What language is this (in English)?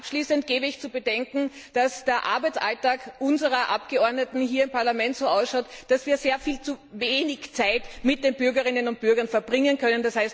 German